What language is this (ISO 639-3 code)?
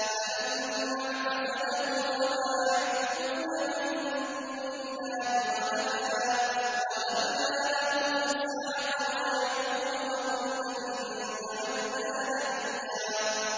ara